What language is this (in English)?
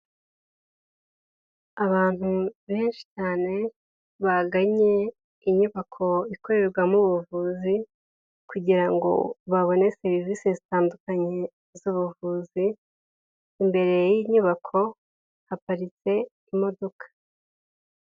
Kinyarwanda